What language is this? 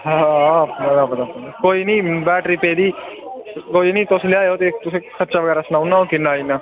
Dogri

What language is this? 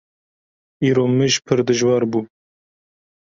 Kurdish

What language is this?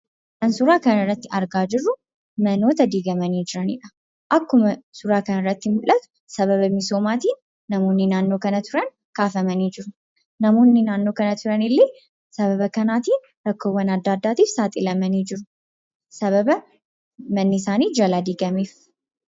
Oromo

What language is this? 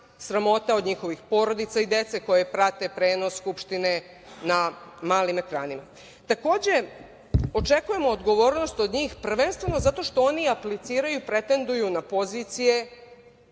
Serbian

